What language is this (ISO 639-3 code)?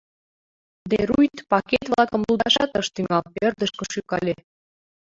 chm